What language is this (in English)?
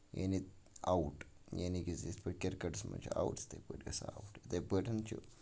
Kashmiri